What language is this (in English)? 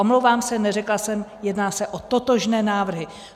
Czech